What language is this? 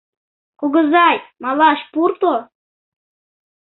Mari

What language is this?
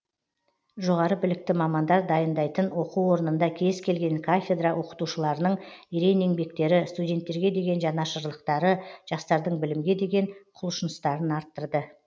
Kazakh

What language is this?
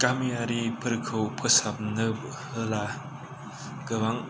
Bodo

